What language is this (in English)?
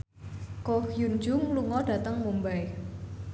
Javanese